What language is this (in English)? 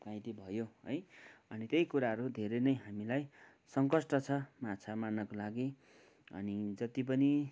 Nepali